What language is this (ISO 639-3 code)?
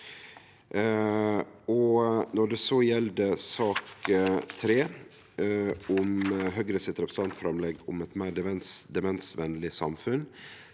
nor